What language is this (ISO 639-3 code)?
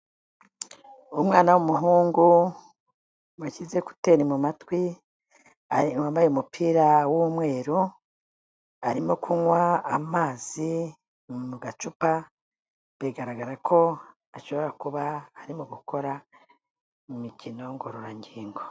kin